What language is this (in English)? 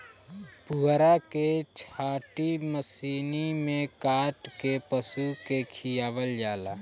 Bhojpuri